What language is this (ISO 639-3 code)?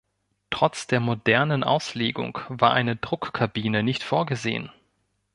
deu